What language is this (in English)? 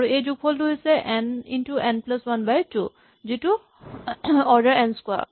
Assamese